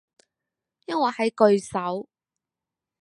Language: Cantonese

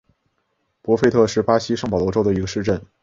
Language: Chinese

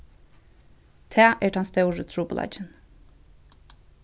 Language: Faroese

